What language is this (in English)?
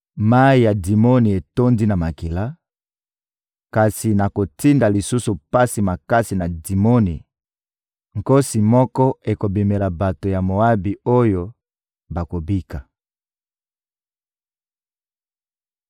Lingala